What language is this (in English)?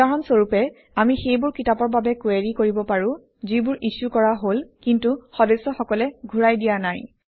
Assamese